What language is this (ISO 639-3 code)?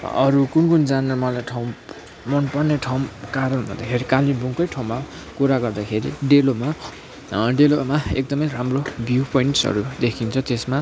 nep